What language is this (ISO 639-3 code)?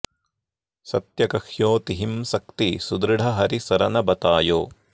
san